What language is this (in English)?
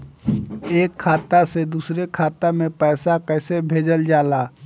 Bhojpuri